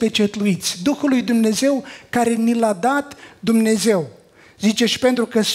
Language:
Romanian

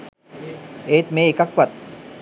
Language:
Sinhala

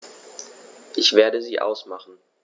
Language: German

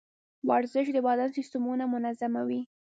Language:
Pashto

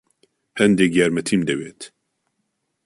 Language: Central Kurdish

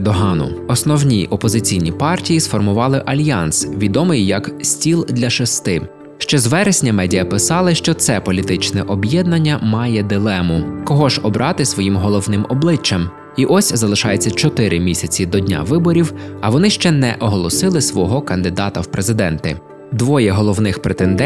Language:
Ukrainian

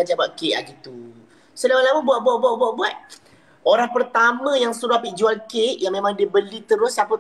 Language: Malay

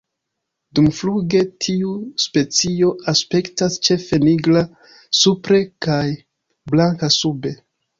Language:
Esperanto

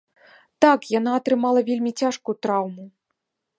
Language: Belarusian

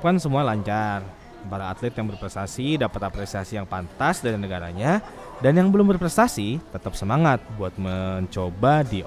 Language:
Indonesian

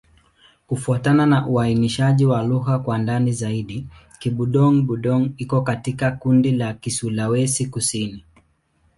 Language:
Swahili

